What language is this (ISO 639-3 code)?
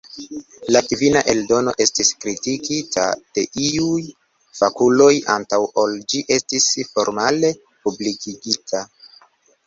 epo